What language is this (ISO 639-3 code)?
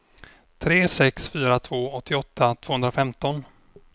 swe